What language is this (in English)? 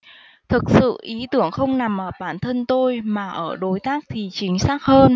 Vietnamese